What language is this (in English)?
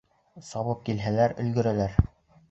Bashkir